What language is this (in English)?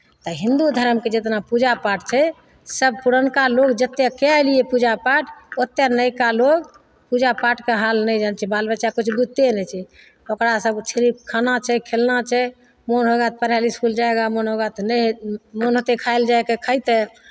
Maithili